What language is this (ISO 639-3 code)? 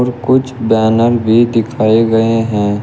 hin